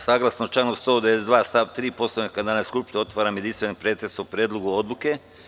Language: Serbian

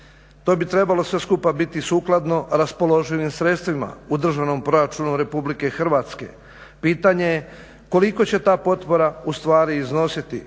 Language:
Croatian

